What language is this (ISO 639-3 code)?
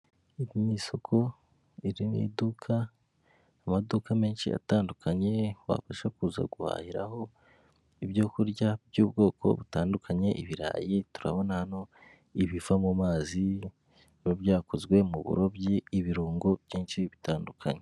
kin